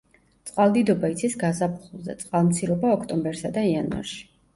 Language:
Georgian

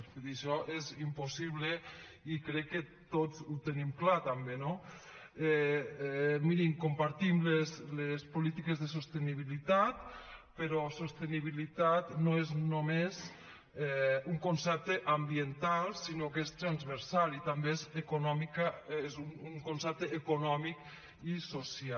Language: Catalan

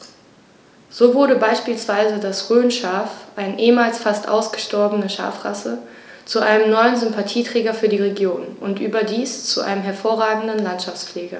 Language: German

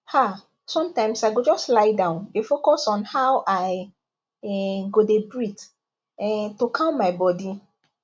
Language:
Nigerian Pidgin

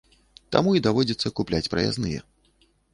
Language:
Belarusian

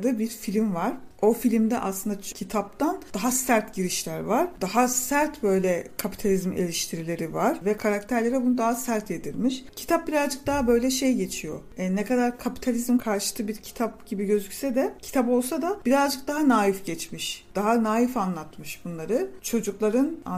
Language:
Turkish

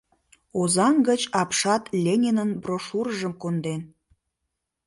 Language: Mari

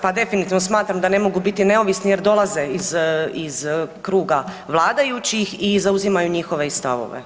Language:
Croatian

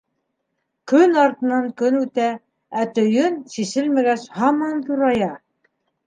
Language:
Bashkir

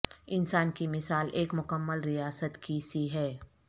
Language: Urdu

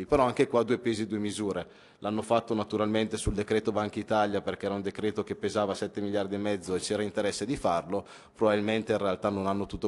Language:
Italian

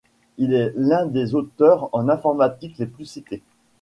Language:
French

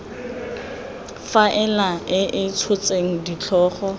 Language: Tswana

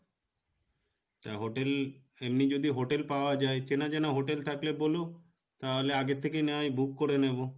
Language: Bangla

